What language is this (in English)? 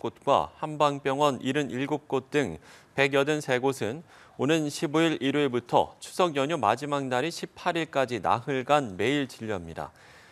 Korean